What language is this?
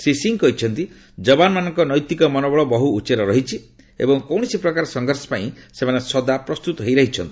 Odia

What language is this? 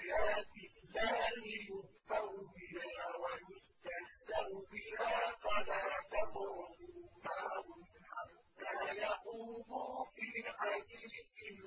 Arabic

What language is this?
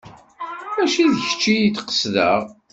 Kabyle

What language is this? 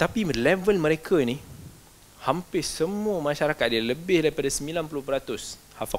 Malay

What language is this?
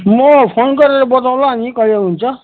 Nepali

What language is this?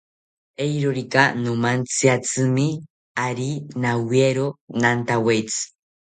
South Ucayali Ashéninka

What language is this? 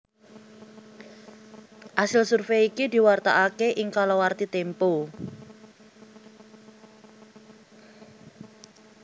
Javanese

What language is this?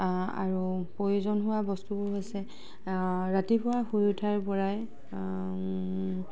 Assamese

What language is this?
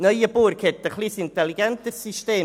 Swiss German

